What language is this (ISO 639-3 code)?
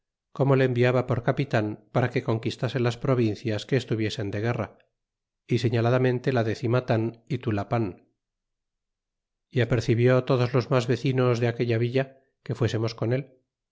spa